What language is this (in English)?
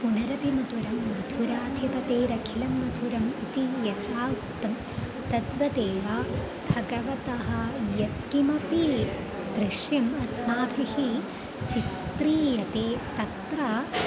Sanskrit